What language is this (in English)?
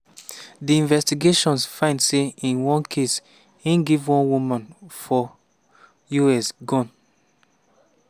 Nigerian Pidgin